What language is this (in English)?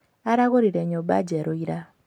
Kikuyu